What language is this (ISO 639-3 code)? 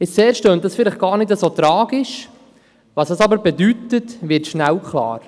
gsw